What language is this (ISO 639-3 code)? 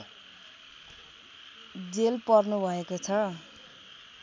nep